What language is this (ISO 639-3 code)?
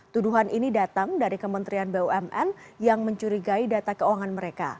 ind